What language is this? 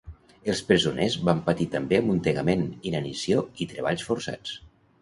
Catalan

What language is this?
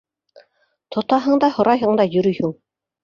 Bashkir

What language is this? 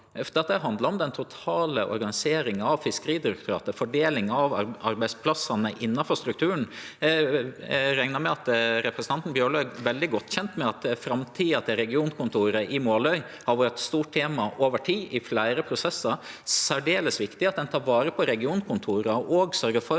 Norwegian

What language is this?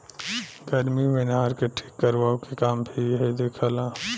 Bhojpuri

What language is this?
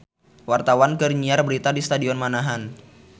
Sundanese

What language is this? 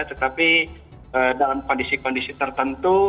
Indonesian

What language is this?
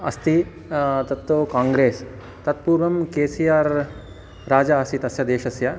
Sanskrit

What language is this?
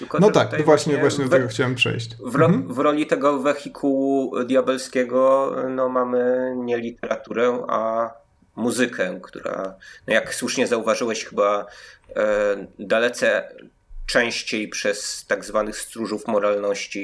Polish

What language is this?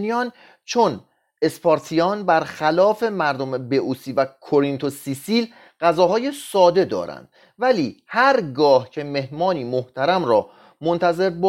Persian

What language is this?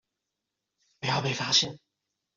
Chinese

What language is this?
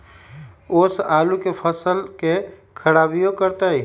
Magahi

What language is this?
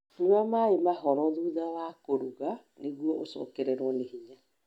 Kikuyu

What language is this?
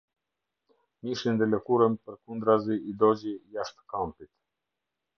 Albanian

